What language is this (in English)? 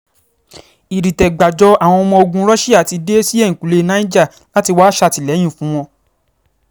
Yoruba